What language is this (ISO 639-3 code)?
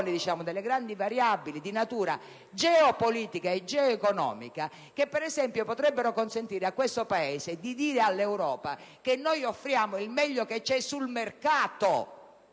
ita